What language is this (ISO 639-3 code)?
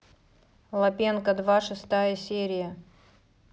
rus